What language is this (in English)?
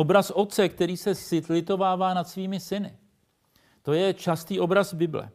Czech